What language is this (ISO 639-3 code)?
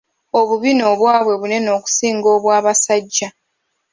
lug